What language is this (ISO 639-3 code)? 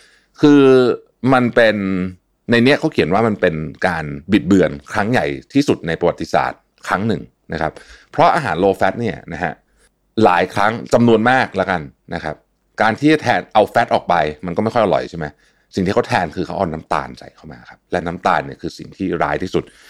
tha